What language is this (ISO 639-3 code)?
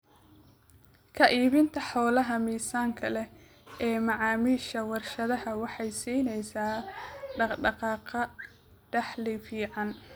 som